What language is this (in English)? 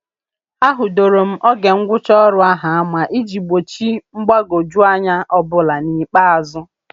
Igbo